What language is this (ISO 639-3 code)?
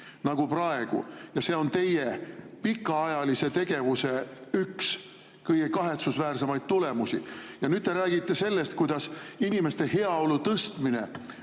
est